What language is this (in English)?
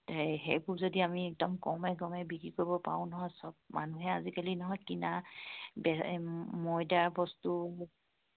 Assamese